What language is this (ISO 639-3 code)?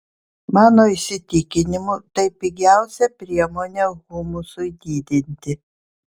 lit